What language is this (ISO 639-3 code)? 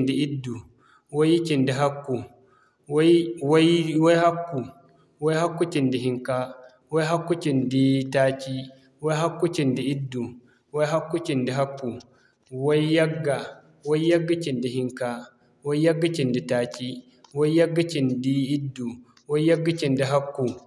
dje